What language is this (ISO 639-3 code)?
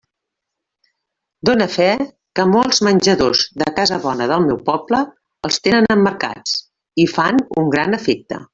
cat